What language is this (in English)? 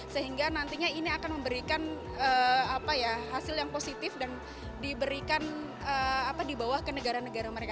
Indonesian